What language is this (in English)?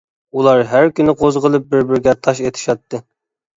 Uyghur